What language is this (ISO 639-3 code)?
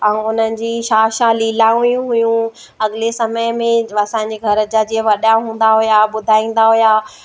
snd